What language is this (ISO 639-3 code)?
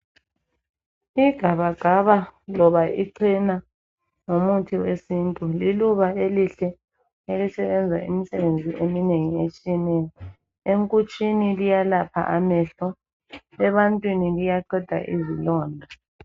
nde